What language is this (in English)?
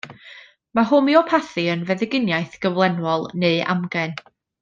Welsh